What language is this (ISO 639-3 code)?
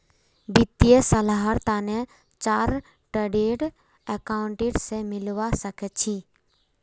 mag